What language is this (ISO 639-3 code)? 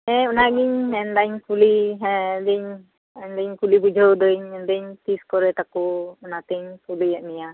sat